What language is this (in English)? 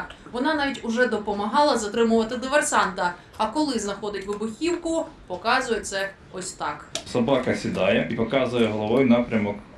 Ukrainian